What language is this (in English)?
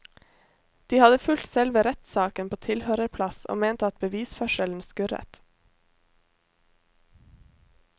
Norwegian